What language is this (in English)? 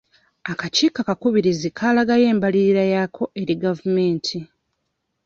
Ganda